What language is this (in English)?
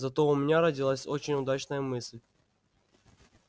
Russian